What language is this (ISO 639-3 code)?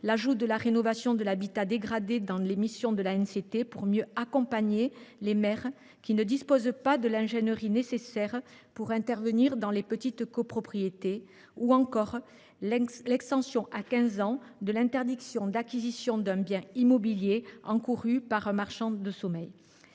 fra